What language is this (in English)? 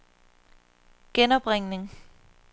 Danish